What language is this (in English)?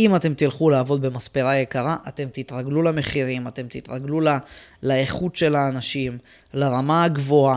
Hebrew